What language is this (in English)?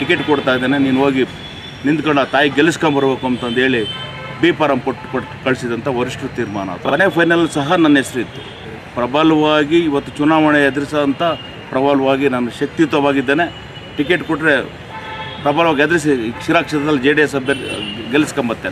Arabic